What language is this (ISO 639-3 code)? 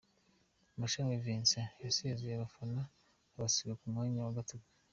kin